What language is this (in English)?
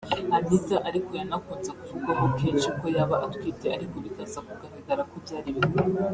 Kinyarwanda